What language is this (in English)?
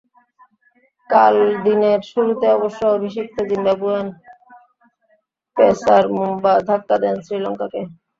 Bangla